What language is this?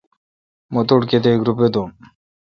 Kalkoti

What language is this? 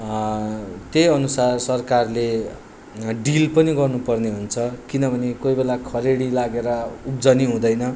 Nepali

